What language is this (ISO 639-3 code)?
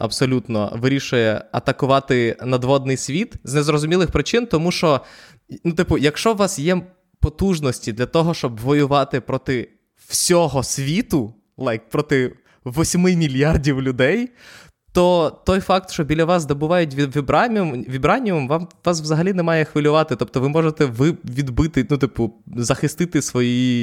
ukr